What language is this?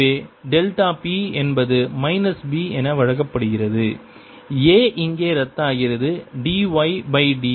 Tamil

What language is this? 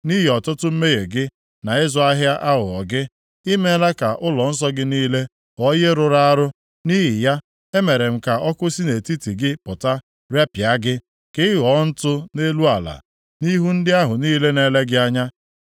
Igbo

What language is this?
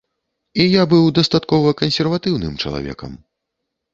Belarusian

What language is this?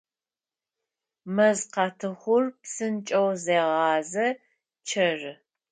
Adyghe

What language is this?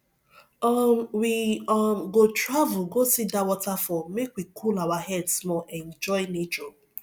Nigerian Pidgin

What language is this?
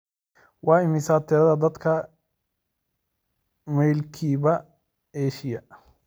Somali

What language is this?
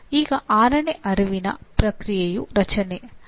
Kannada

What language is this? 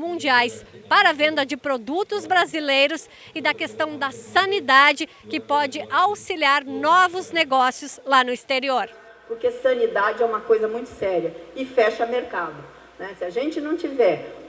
Portuguese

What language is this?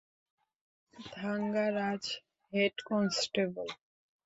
Bangla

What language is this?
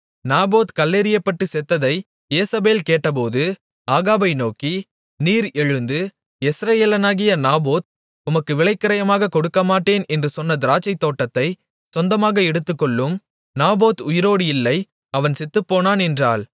Tamil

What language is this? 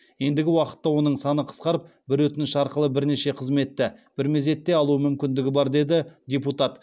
Kazakh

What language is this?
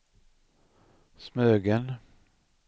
Swedish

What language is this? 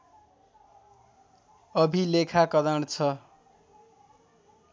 Nepali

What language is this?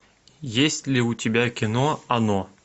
Russian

